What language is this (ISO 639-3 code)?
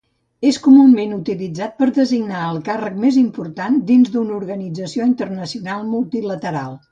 cat